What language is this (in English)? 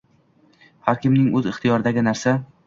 Uzbek